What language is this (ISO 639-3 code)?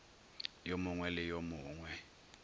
nso